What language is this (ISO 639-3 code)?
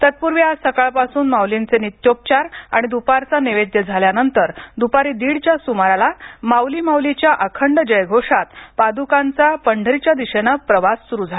mar